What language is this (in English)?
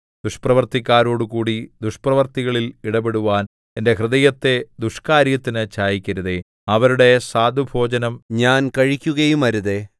Malayalam